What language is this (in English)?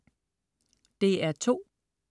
Danish